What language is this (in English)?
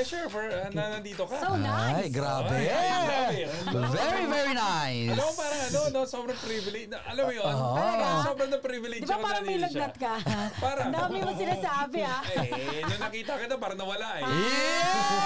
Filipino